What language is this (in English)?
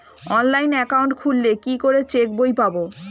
Bangla